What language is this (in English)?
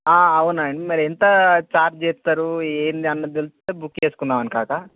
Telugu